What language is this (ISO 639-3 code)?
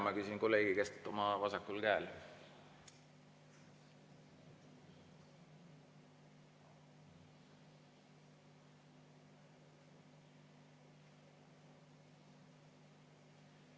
est